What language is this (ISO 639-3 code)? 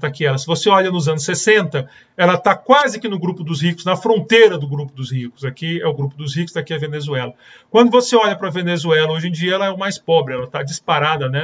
por